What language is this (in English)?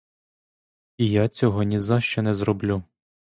Ukrainian